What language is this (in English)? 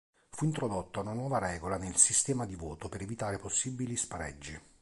Italian